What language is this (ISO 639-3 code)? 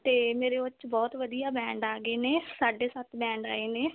pan